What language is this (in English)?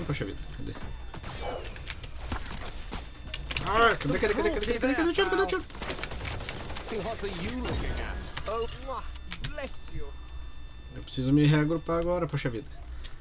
Portuguese